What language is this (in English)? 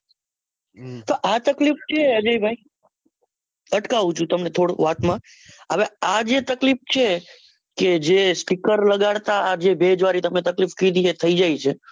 Gujarati